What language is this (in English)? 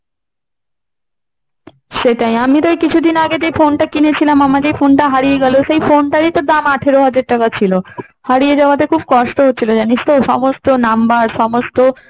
Bangla